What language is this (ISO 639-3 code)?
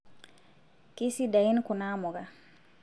mas